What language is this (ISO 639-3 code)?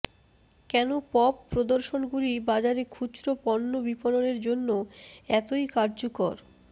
ben